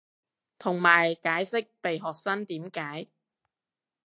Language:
Cantonese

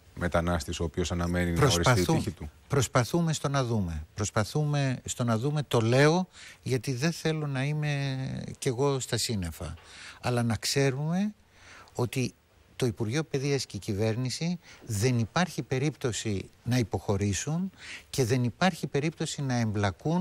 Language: Greek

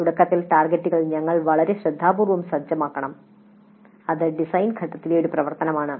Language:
Malayalam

